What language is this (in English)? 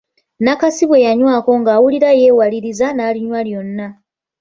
Ganda